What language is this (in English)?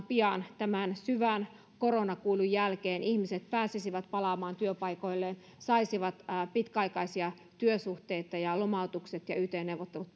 Finnish